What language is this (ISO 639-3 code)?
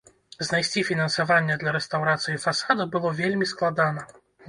bel